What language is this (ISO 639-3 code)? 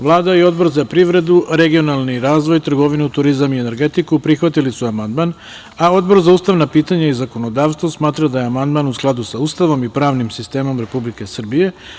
srp